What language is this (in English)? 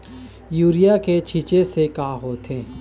Chhattisgarhi